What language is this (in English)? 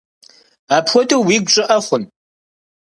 Kabardian